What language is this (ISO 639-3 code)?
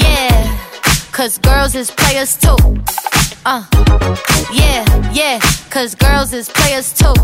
ron